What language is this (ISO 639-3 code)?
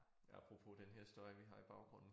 dan